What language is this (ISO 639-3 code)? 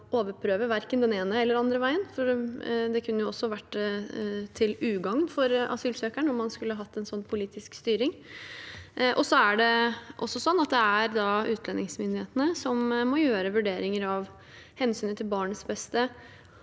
nor